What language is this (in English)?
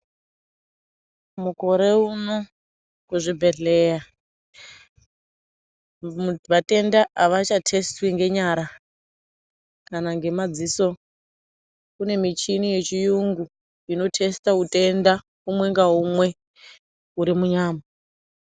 Ndau